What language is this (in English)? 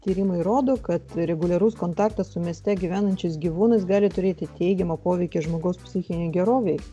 Lithuanian